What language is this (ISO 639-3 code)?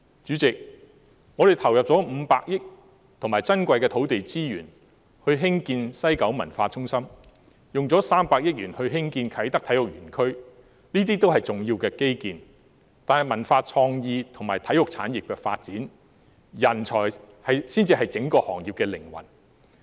yue